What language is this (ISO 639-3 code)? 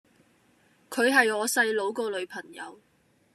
yue